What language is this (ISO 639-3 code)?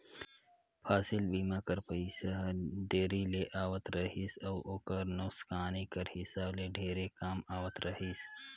hne